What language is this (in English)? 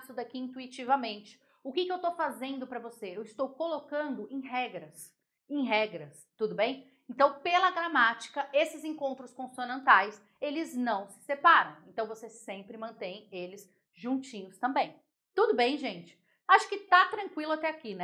Portuguese